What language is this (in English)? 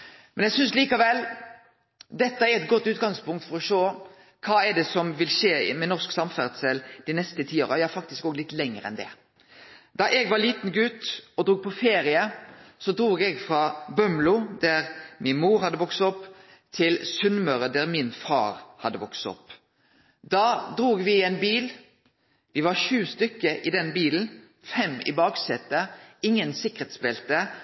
Norwegian Nynorsk